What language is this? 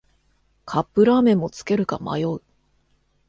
Japanese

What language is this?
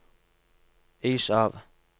Norwegian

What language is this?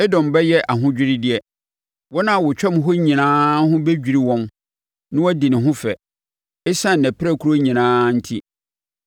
Akan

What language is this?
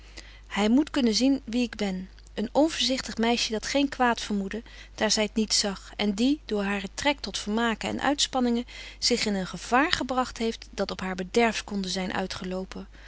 Dutch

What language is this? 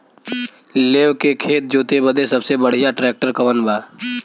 Bhojpuri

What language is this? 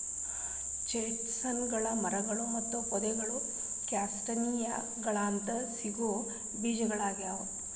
Kannada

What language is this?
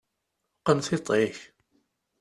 Kabyle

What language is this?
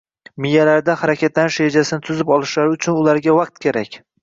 Uzbek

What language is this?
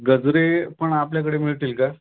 Marathi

